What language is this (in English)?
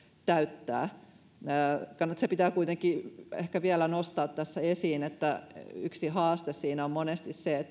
Finnish